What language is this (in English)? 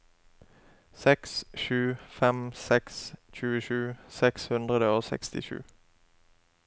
Norwegian